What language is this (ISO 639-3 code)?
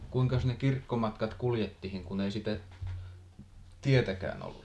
fin